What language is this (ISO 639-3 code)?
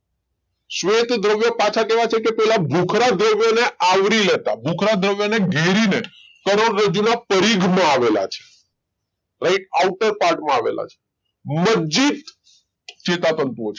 guj